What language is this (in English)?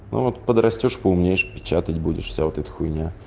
Russian